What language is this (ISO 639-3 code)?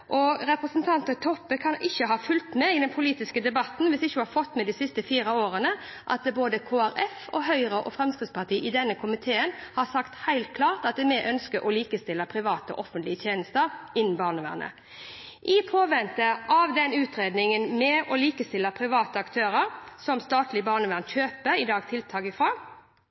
nob